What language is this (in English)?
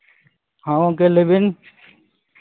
Santali